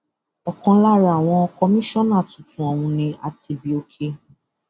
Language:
Yoruba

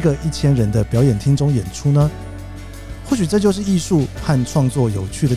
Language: Chinese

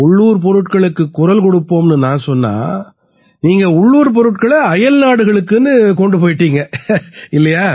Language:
Tamil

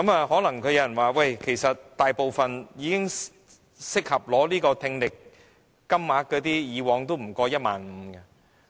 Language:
Cantonese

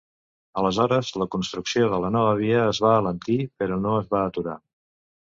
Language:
Catalan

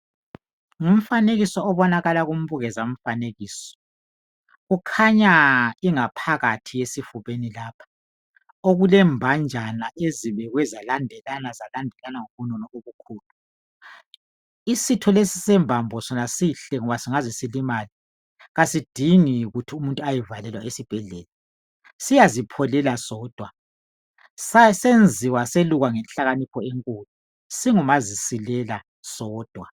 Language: North Ndebele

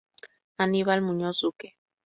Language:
Spanish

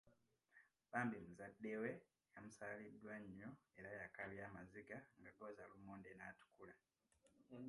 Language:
Ganda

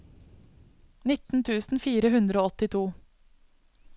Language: Norwegian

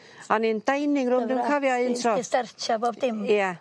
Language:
Welsh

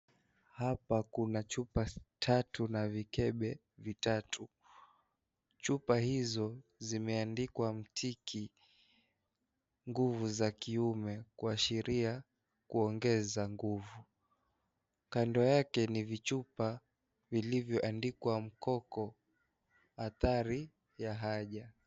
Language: Swahili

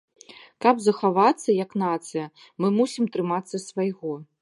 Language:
Belarusian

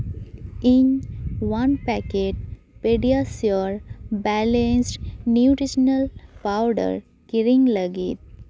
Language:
Santali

